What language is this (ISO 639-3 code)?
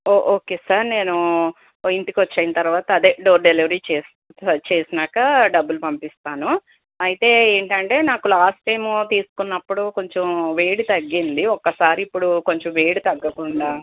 tel